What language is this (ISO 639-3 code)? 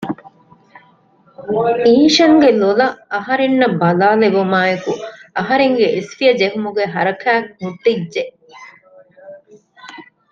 div